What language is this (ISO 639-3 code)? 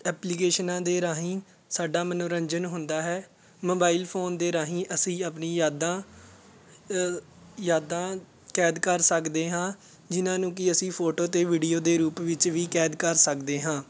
pan